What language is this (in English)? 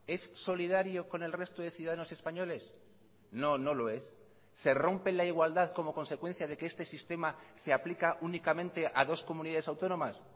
Spanish